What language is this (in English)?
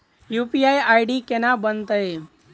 Maithili